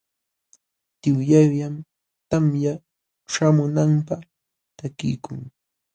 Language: Jauja Wanca Quechua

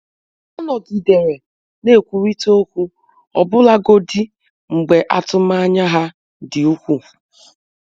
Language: Igbo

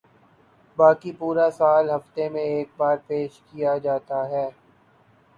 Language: Urdu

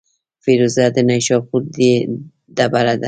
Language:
Pashto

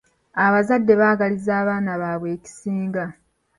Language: Ganda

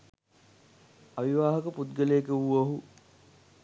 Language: Sinhala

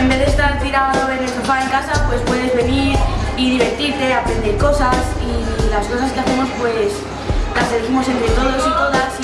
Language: Spanish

